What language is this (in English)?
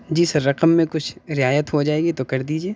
Urdu